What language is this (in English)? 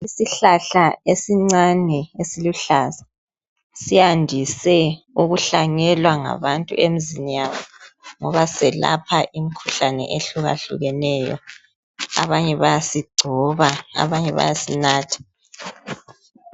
North Ndebele